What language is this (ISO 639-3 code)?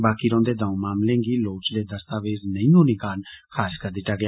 doi